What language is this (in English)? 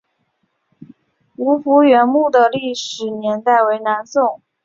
Chinese